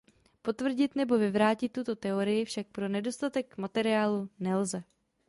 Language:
Czech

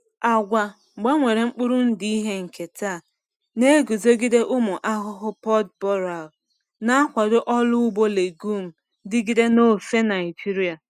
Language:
Igbo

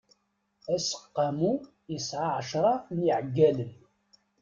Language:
Kabyle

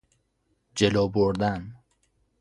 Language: Persian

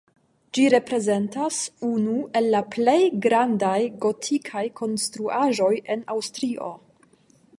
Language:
Esperanto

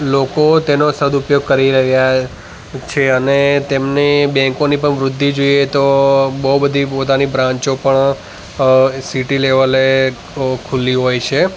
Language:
Gujarati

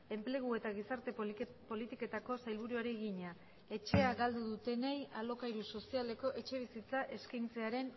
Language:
Basque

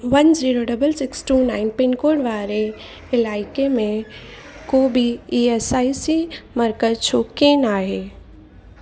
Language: Sindhi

